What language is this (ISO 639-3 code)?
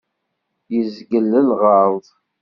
kab